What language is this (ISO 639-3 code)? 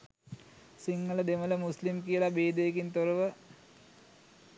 sin